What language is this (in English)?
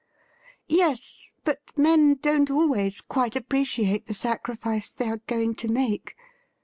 English